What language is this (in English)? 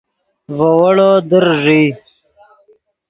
Yidgha